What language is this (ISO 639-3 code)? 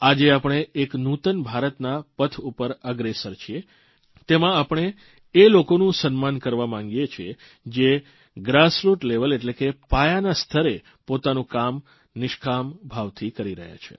guj